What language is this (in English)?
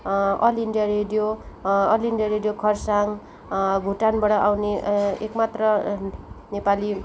Nepali